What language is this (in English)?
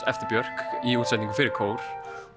Icelandic